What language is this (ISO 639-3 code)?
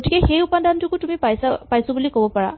asm